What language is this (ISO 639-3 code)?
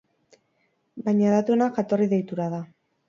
eus